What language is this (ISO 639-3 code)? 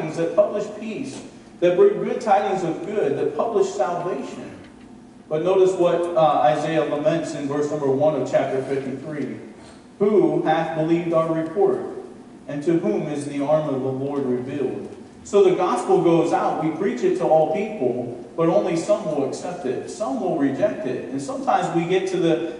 eng